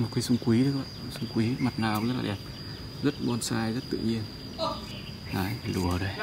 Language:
Vietnamese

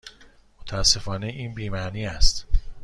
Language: Persian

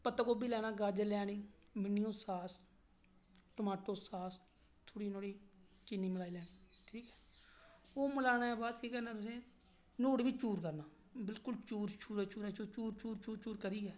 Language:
Dogri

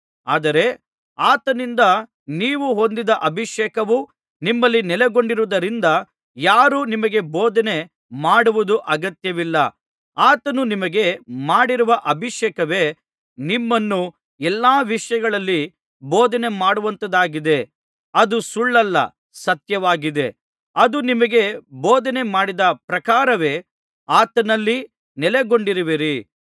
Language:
Kannada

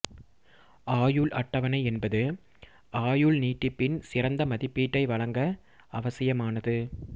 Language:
Tamil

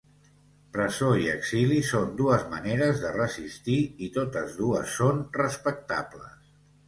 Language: Catalan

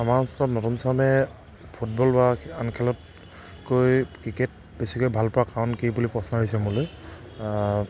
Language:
Assamese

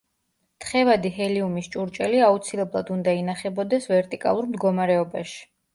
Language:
Georgian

